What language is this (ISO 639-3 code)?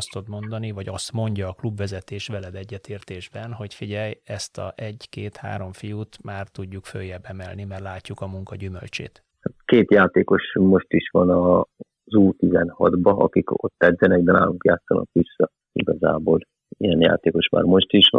hun